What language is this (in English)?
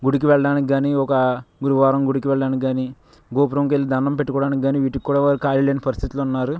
Telugu